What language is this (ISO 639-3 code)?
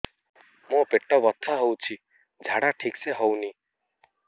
ori